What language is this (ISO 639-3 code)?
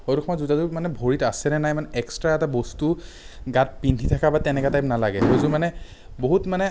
asm